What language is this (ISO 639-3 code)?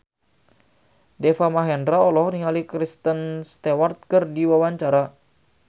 sun